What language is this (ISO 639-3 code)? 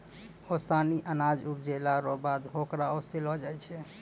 mai